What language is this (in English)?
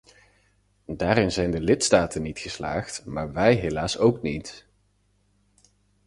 Dutch